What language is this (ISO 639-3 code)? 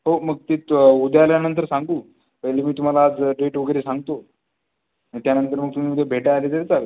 mar